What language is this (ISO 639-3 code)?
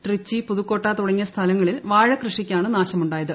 mal